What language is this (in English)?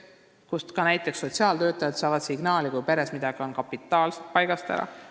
Estonian